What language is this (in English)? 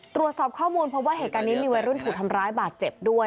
Thai